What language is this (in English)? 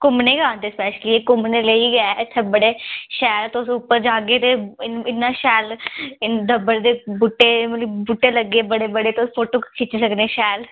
Dogri